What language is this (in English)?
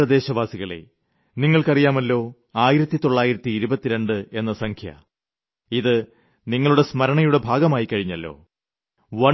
Malayalam